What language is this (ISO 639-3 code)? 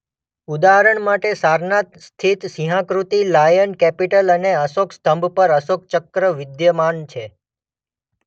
guj